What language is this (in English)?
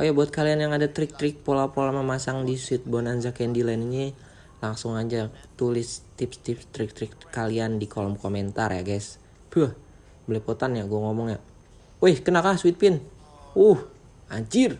Indonesian